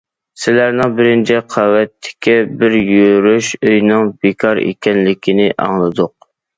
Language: Uyghur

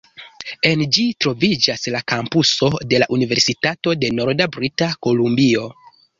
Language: Esperanto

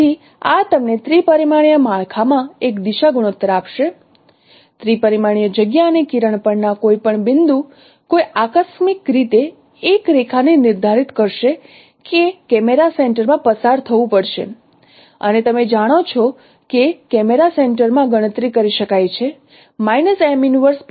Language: Gujarati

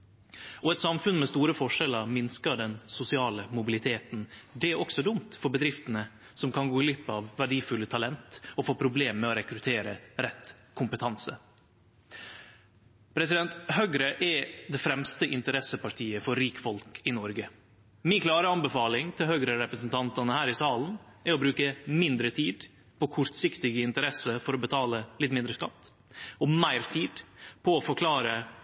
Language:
Norwegian Nynorsk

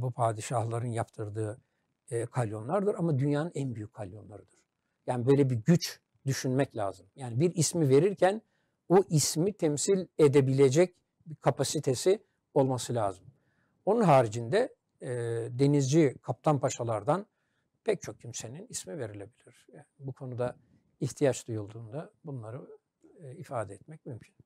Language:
Turkish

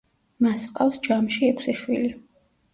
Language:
Georgian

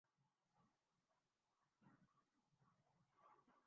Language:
Urdu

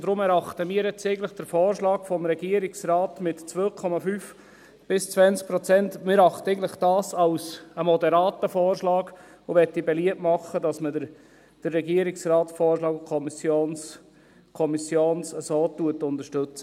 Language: Swiss German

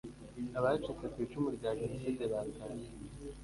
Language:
Kinyarwanda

